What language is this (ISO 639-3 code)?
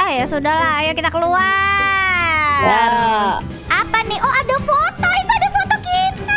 ind